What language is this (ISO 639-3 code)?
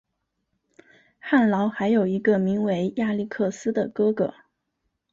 zho